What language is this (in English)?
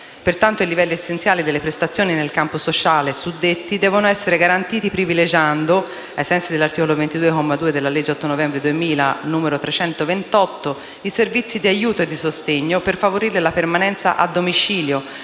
Italian